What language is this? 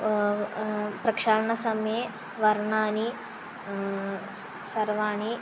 Sanskrit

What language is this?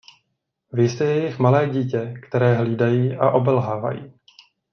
Czech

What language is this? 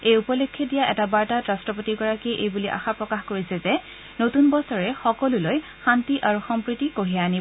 Assamese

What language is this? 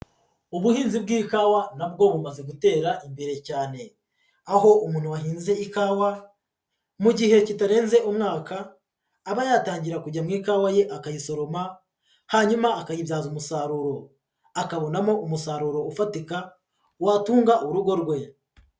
Kinyarwanda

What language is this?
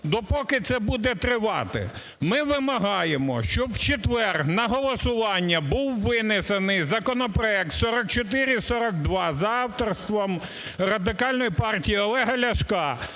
Ukrainian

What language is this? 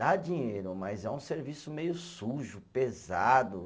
Portuguese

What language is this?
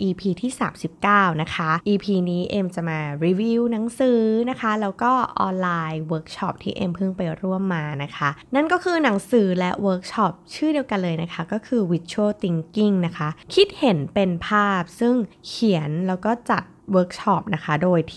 Thai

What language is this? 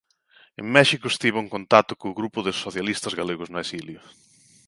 Galician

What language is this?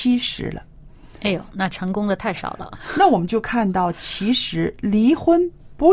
Chinese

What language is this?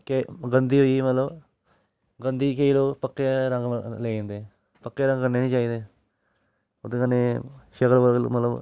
Dogri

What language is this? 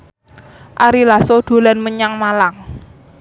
Javanese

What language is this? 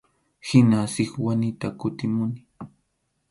Arequipa-La Unión Quechua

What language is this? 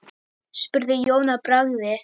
Icelandic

